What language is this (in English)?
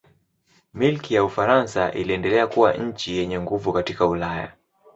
Swahili